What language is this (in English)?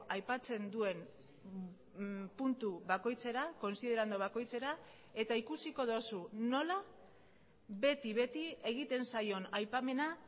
Basque